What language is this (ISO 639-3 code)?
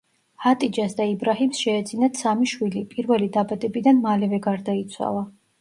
kat